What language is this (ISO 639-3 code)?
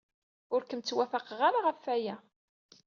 kab